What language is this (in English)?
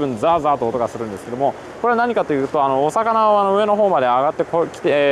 Japanese